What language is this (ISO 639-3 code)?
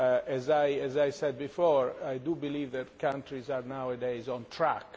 eng